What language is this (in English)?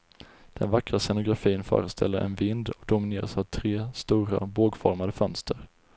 Swedish